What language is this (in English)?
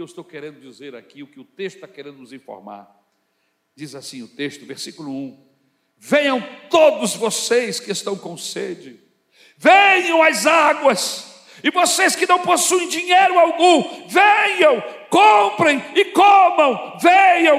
Portuguese